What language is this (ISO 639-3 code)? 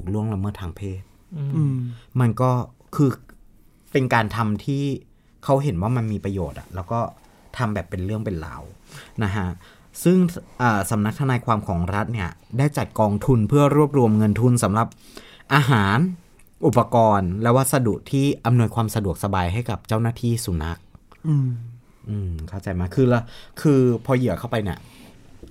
tha